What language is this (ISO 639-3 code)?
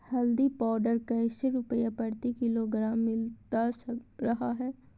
mag